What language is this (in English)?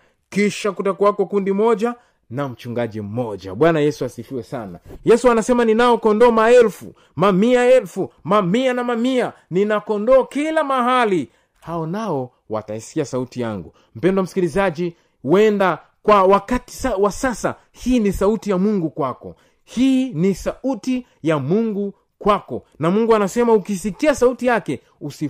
Swahili